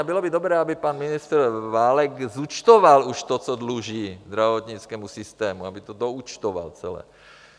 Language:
Czech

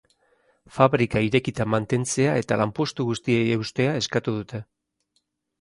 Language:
Basque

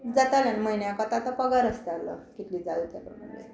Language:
Konkani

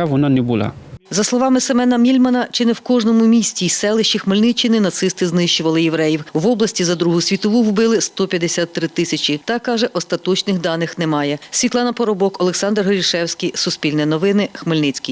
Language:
Ukrainian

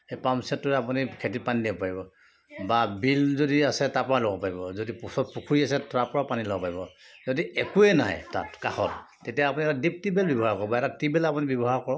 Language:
Assamese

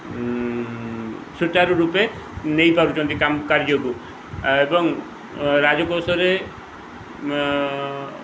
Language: Odia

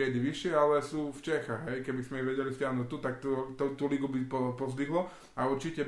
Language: Slovak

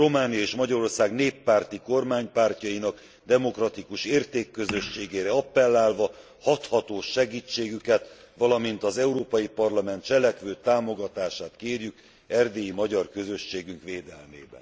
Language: Hungarian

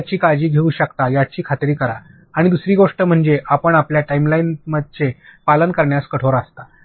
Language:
Marathi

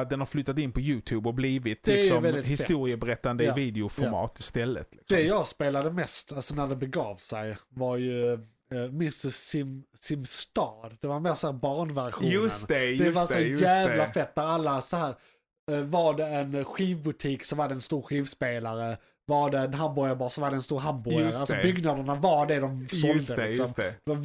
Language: Swedish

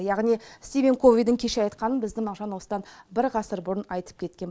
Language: Kazakh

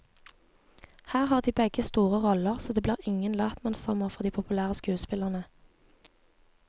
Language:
Norwegian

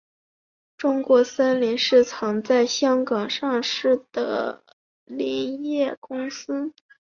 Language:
Chinese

